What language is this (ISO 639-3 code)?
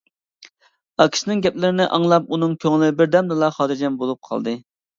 uig